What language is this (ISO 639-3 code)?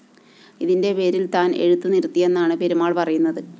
mal